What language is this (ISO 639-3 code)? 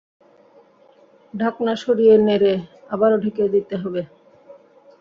ben